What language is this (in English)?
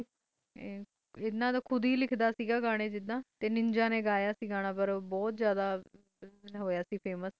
Punjabi